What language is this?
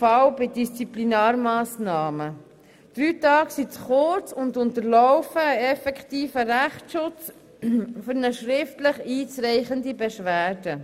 Swiss German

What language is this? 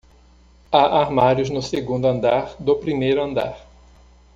Portuguese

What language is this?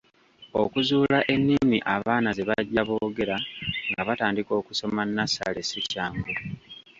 Ganda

